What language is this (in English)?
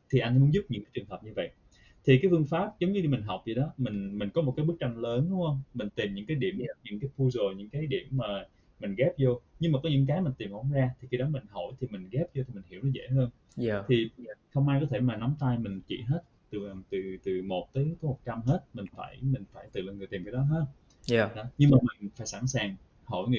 Vietnamese